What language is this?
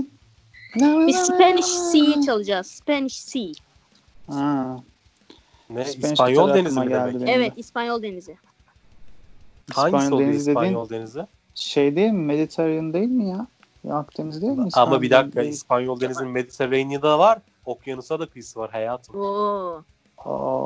Turkish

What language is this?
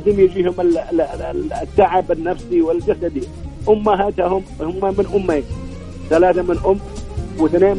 Arabic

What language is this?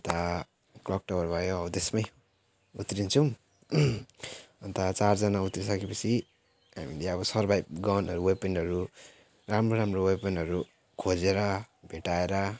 Nepali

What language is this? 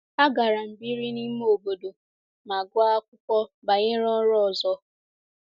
Igbo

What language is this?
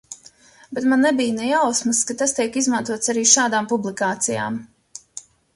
Latvian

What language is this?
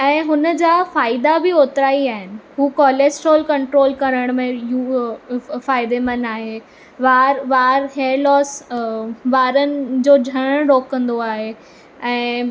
Sindhi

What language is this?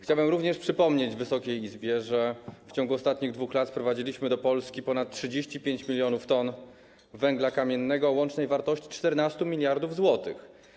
Polish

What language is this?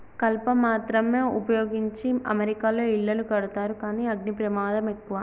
Telugu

